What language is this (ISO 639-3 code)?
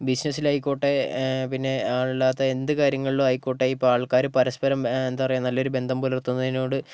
mal